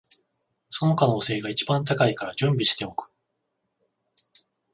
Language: Japanese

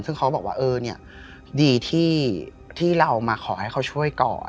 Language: Thai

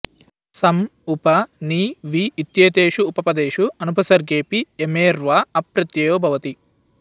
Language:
Sanskrit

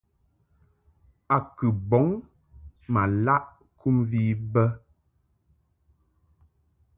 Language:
Mungaka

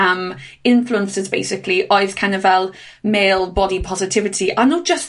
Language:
Welsh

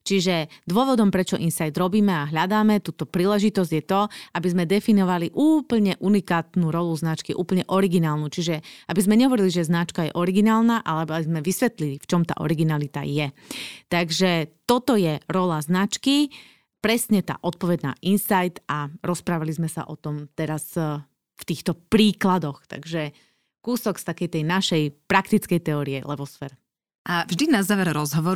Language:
Slovak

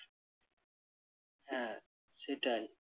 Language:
Bangla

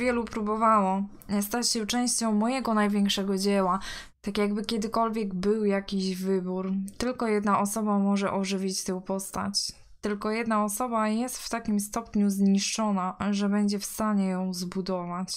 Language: Polish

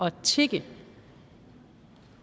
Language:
Danish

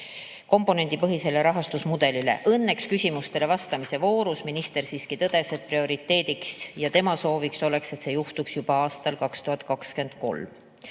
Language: Estonian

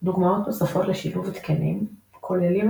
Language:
Hebrew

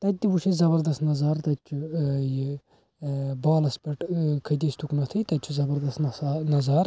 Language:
Kashmiri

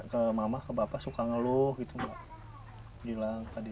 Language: Indonesian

